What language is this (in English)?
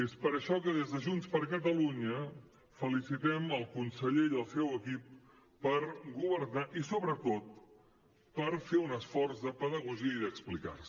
Catalan